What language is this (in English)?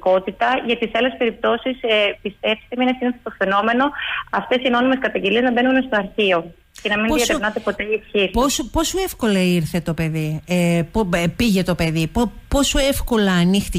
Greek